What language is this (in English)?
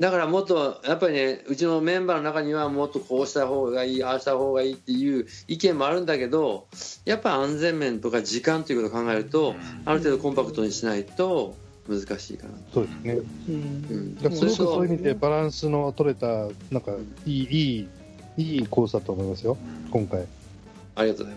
Japanese